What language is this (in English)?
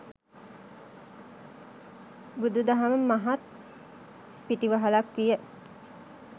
Sinhala